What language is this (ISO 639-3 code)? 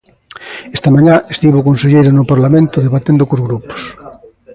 glg